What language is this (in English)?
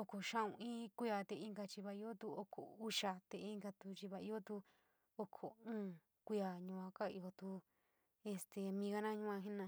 San Miguel El Grande Mixtec